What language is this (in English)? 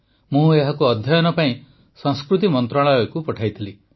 Odia